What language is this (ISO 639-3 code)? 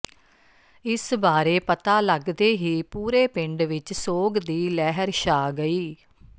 pan